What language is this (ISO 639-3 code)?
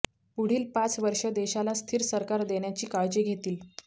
mar